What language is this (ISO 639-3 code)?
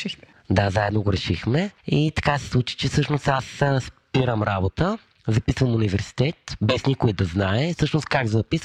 bul